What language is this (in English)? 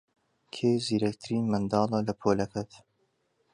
Central Kurdish